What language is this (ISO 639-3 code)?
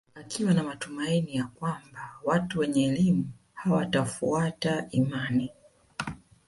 swa